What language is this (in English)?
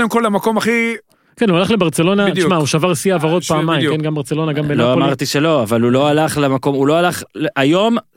Hebrew